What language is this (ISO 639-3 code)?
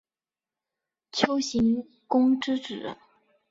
zho